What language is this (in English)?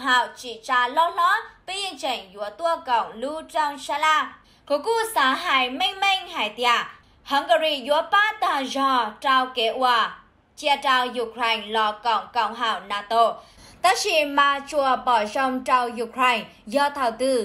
Vietnamese